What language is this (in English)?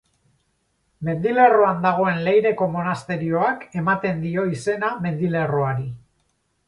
Basque